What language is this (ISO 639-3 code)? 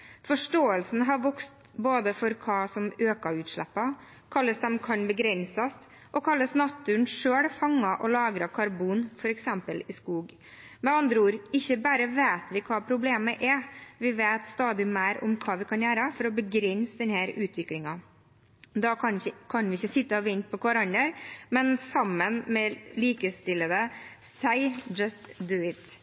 nob